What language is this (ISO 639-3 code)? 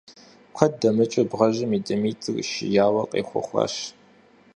kbd